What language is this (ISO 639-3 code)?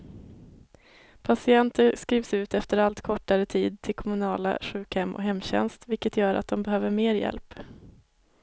swe